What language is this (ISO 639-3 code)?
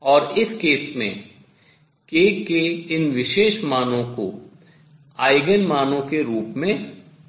hin